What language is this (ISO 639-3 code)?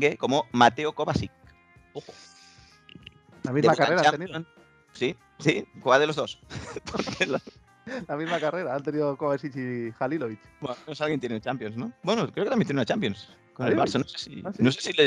spa